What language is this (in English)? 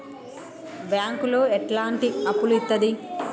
Telugu